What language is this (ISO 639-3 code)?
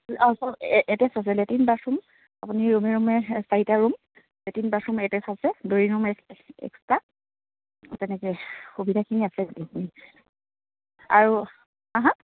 asm